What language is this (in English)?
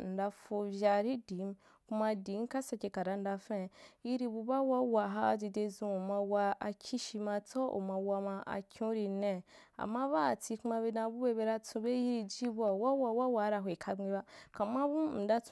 Wapan